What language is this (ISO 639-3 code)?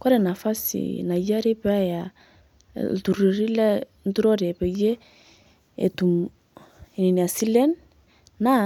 mas